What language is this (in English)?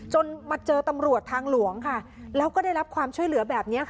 Thai